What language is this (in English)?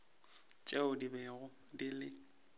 Northern Sotho